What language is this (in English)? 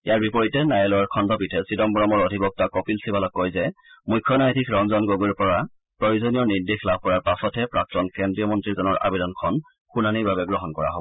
Assamese